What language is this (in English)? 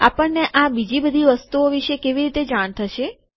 Gujarati